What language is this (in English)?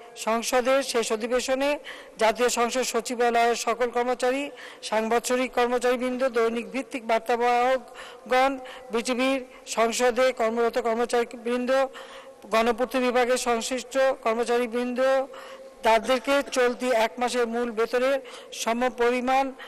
Turkish